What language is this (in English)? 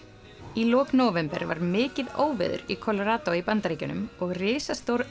Icelandic